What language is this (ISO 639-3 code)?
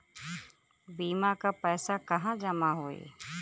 bho